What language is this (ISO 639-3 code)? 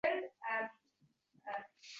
uzb